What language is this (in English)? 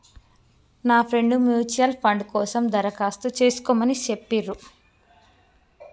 Telugu